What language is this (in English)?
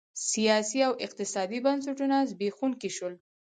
Pashto